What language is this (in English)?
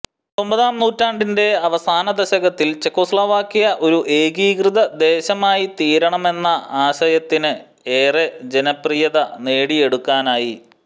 Malayalam